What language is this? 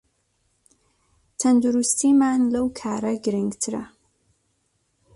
Central Kurdish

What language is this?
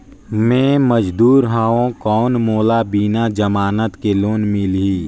Chhattisgarhi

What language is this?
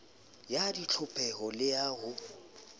Southern Sotho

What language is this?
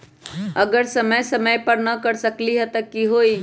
Magahi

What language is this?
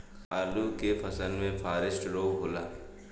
Bhojpuri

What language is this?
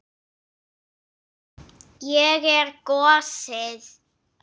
Icelandic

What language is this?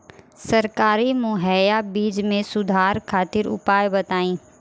Bhojpuri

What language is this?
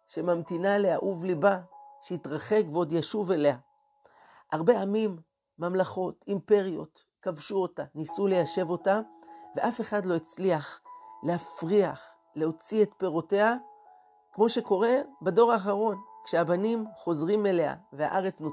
Hebrew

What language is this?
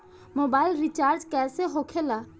Bhojpuri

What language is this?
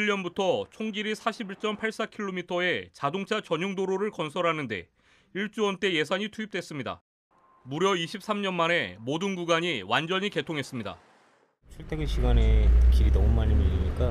Korean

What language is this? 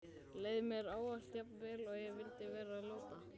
Icelandic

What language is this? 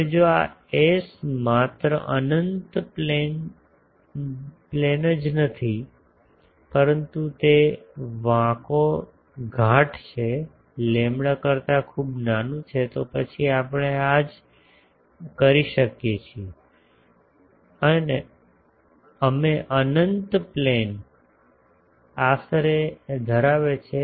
Gujarati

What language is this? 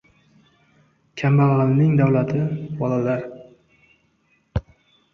Uzbek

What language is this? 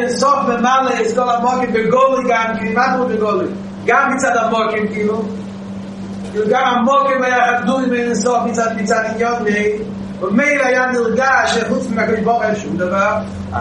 Hebrew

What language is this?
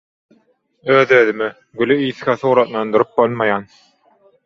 Turkmen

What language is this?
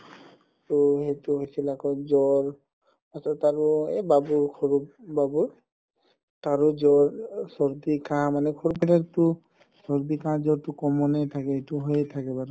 Assamese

